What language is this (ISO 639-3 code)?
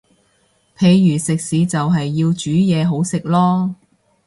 yue